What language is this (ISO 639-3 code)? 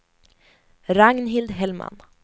swe